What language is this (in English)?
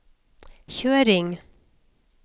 Norwegian